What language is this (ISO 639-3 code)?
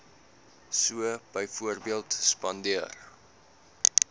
afr